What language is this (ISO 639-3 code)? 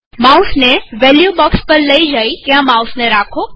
guj